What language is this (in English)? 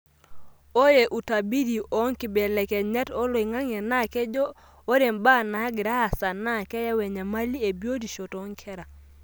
Masai